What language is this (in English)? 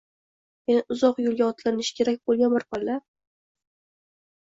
Uzbek